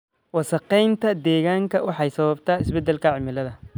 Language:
Somali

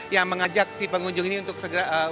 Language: Indonesian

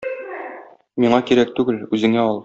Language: Tatar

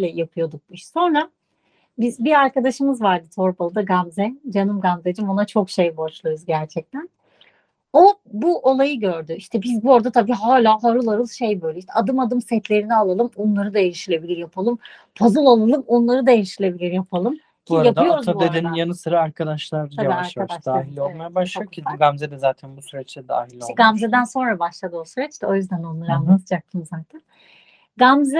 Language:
Turkish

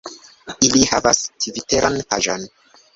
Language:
Esperanto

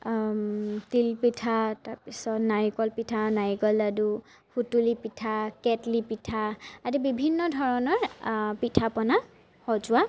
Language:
Assamese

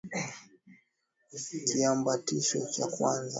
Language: Swahili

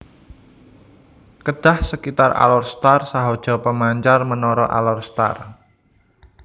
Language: Javanese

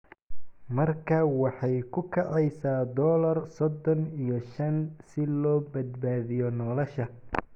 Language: Somali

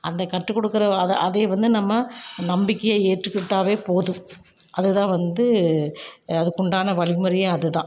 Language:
Tamil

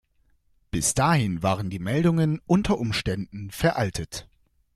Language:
German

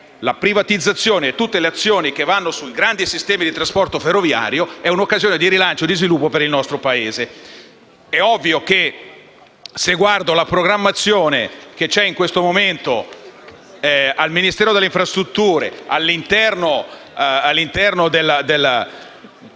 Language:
Italian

